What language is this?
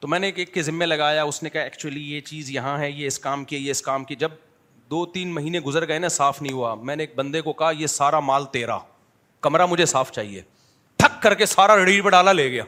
Urdu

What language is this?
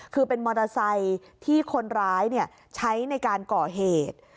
Thai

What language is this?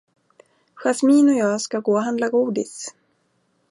Swedish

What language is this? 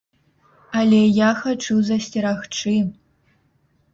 Belarusian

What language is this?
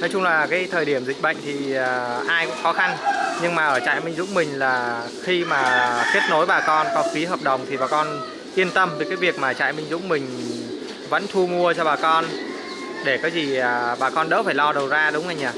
Vietnamese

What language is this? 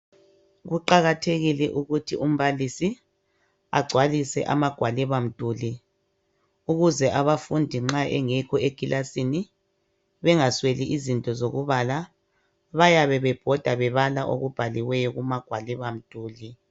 North Ndebele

